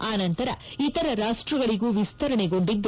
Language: Kannada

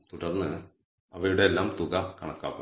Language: Malayalam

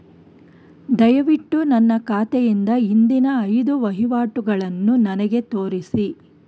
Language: Kannada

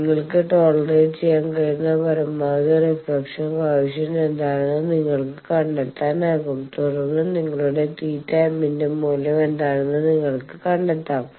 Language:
Malayalam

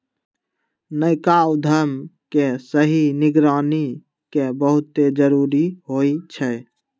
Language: Magahi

